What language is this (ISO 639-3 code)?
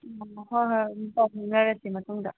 mni